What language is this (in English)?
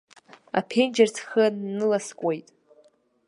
Abkhazian